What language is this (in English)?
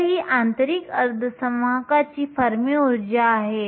Marathi